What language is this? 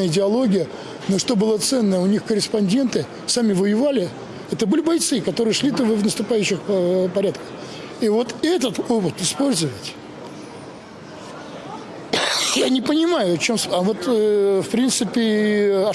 Russian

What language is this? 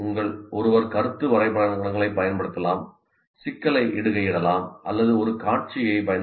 Tamil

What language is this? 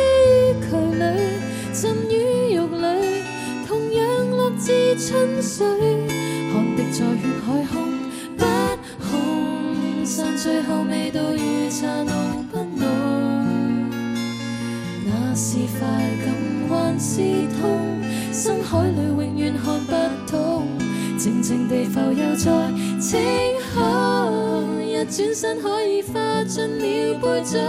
Chinese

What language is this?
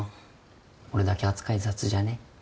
Japanese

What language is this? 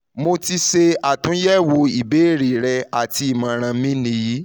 Yoruba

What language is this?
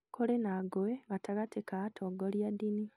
Kikuyu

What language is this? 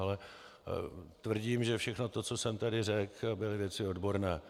Czech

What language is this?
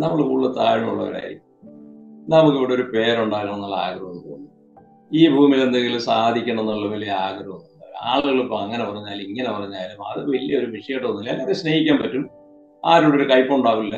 Malayalam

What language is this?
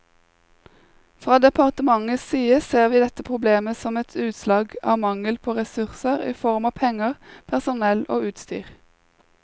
Norwegian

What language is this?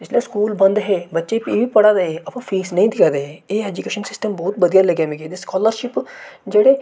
Dogri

